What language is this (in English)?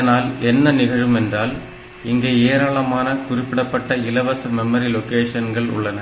Tamil